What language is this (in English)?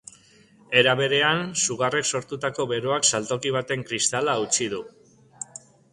Basque